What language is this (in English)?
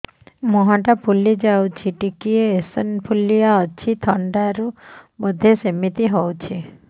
Odia